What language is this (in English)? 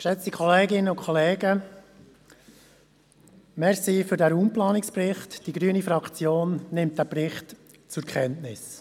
Swiss German